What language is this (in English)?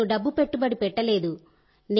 Telugu